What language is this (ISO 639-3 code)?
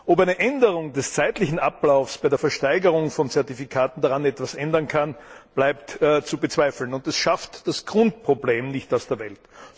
deu